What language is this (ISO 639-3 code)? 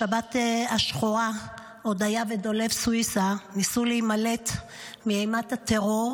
heb